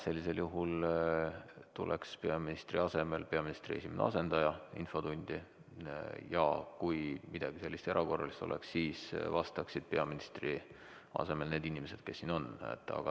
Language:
Estonian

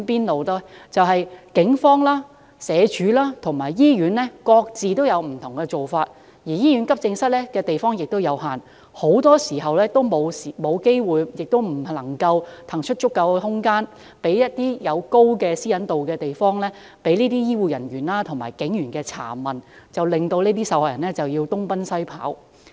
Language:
Cantonese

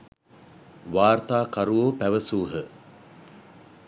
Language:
Sinhala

